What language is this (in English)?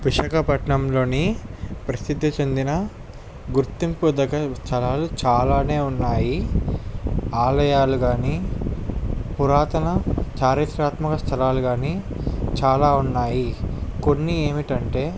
Telugu